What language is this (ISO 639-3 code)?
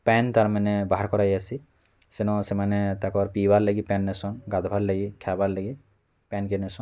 ori